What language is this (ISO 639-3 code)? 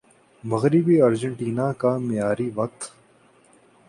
urd